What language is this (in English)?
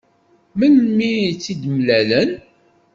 Kabyle